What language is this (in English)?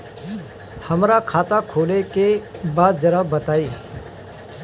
Bhojpuri